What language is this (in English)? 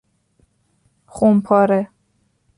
Persian